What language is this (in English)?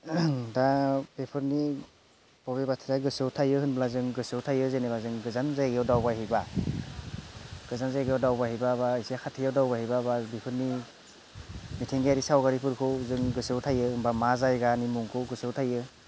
Bodo